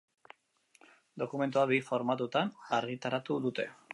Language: Basque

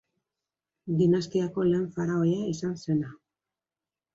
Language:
Basque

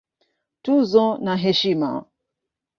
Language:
Swahili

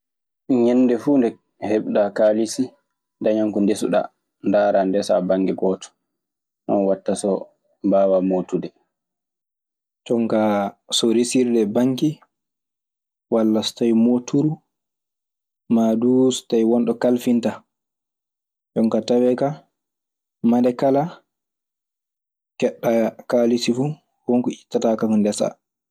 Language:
Maasina Fulfulde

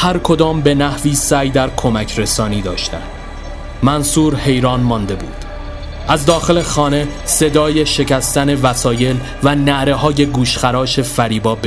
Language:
Persian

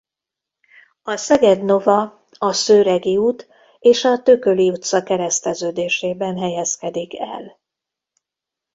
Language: Hungarian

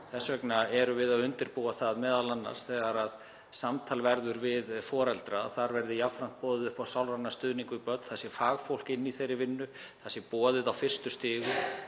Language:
Icelandic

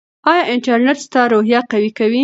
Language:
Pashto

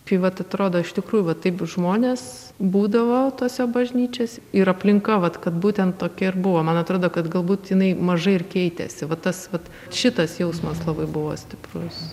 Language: Lithuanian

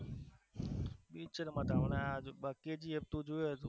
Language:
Gujarati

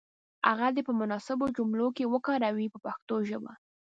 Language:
Pashto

